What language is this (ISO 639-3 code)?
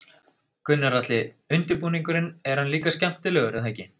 isl